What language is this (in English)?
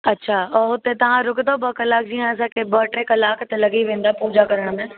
Sindhi